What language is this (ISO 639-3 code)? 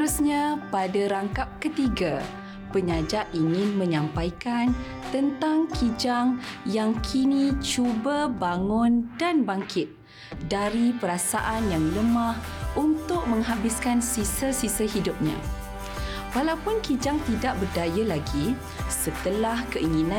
msa